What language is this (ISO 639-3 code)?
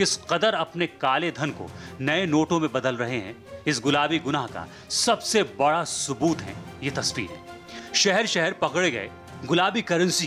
hin